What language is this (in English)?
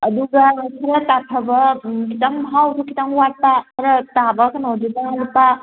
Manipuri